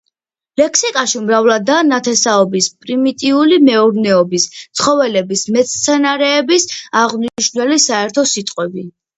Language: Georgian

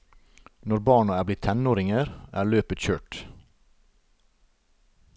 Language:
Norwegian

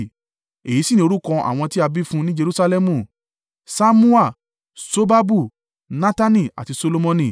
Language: Yoruba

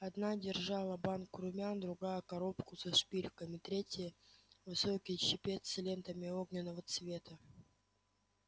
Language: Russian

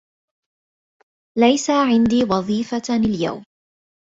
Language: Arabic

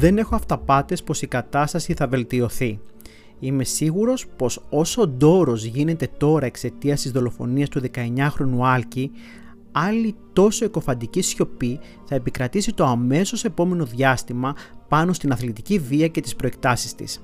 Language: Greek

